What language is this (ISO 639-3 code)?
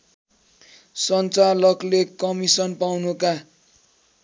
nep